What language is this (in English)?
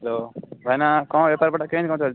Odia